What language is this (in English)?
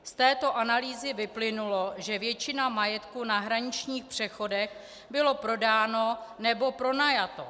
Czech